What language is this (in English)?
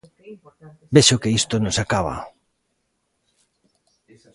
Galician